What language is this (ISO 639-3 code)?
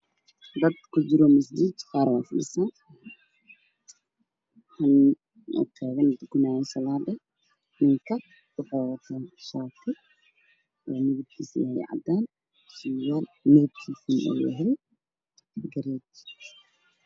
som